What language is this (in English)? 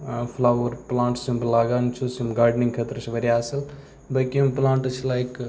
Kashmiri